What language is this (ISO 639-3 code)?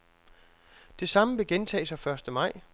dan